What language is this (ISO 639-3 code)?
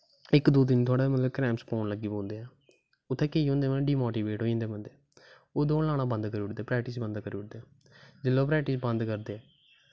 doi